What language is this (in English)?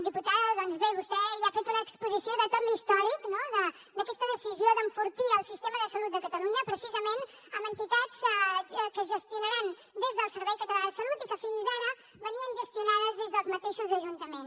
Catalan